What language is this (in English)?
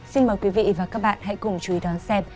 Vietnamese